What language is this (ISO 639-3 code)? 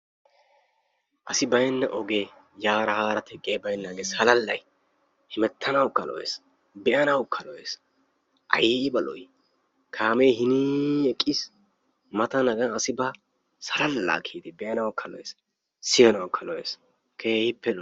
wal